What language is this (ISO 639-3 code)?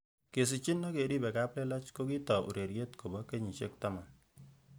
kln